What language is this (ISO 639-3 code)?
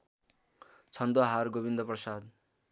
nep